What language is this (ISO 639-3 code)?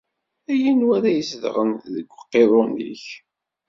kab